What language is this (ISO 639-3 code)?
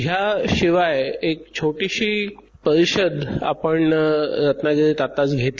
mar